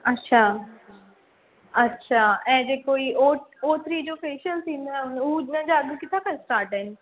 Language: Sindhi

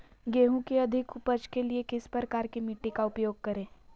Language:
Magahi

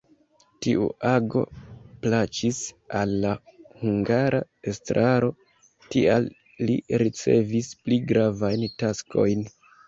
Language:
Esperanto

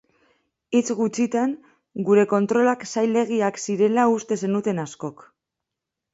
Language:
Basque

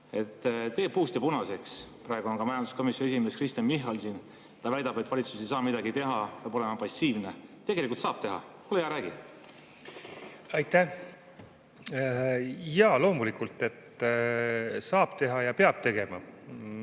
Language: Estonian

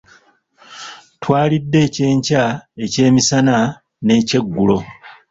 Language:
Ganda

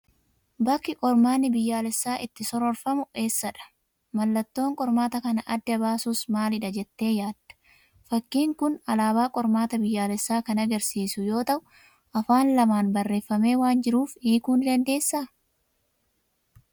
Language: Oromo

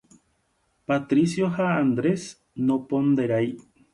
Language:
Guarani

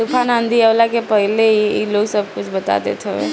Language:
Bhojpuri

